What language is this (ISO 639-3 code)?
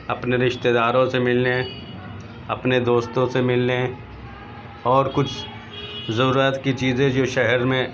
urd